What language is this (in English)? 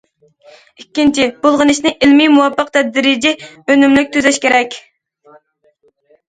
Uyghur